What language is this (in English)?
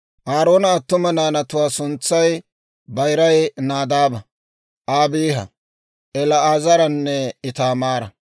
Dawro